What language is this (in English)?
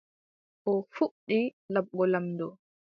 Adamawa Fulfulde